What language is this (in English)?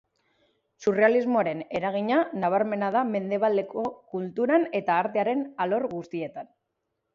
Basque